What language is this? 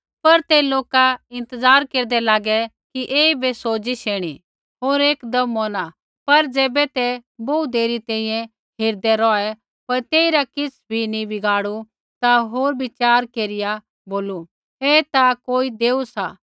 Kullu Pahari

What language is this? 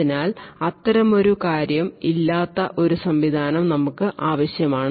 Malayalam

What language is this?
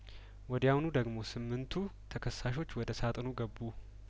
Amharic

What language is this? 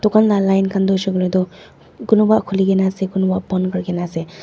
Naga Pidgin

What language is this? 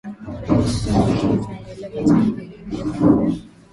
Swahili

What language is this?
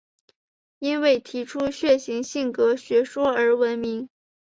Chinese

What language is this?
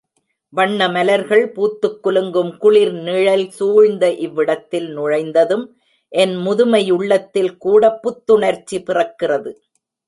Tamil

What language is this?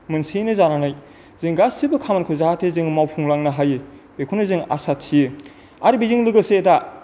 Bodo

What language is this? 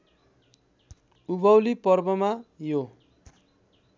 Nepali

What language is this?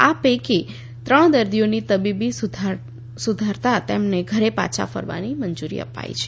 Gujarati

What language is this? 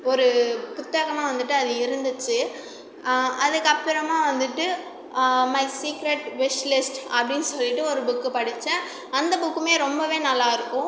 Tamil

